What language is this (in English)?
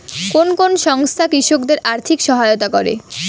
Bangla